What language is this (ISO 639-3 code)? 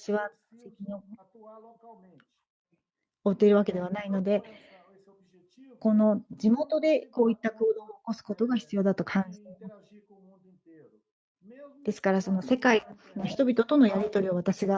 jpn